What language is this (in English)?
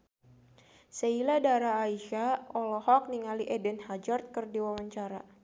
Sundanese